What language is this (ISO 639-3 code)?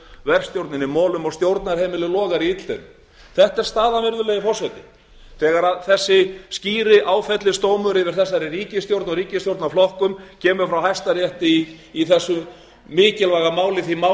isl